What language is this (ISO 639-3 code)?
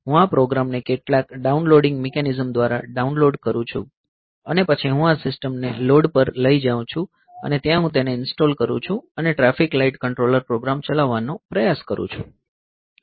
guj